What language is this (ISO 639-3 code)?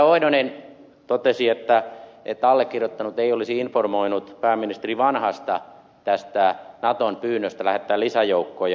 fin